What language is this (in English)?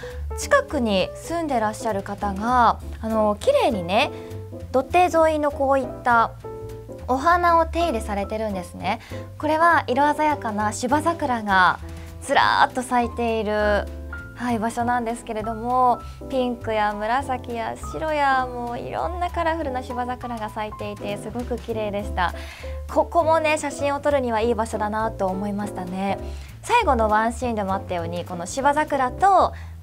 Japanese